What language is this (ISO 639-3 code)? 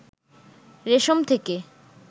ben